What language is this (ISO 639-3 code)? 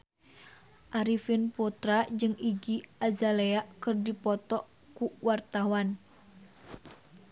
sun